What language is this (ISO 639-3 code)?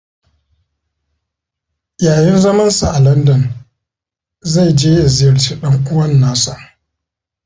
hau